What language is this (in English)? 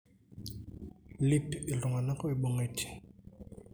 Masai